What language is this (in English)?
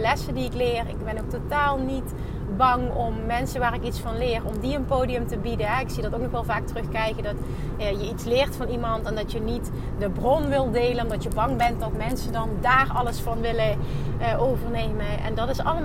Dutch